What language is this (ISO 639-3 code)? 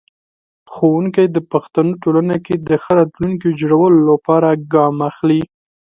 pus